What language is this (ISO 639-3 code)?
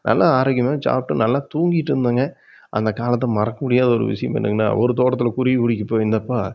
tam